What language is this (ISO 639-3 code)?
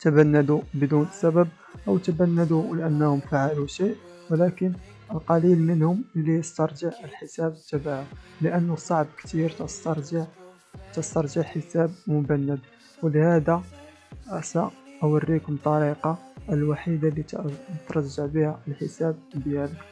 ara